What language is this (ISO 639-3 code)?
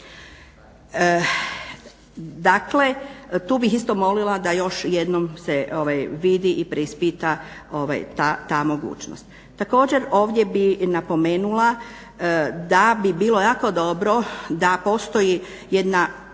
hrv